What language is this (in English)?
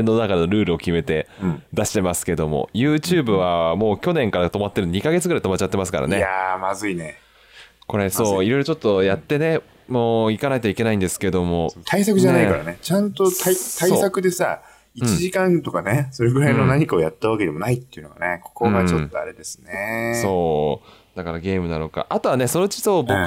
Japanese